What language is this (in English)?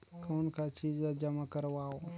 Chhattisgarhi